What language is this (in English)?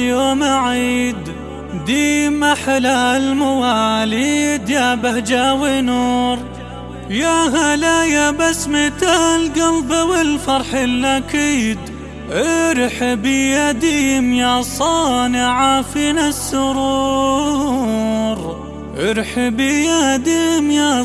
Arabic